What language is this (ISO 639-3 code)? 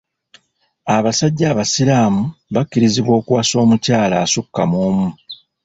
lug